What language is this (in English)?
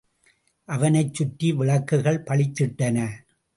Tamil